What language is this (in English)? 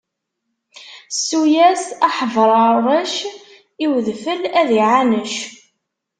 Kabyle